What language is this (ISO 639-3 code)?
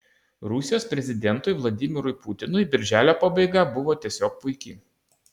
lit